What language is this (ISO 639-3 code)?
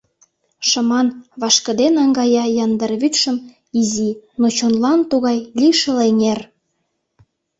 chm